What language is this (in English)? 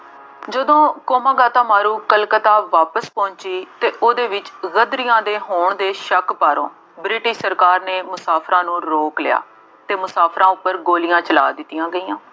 Punjabi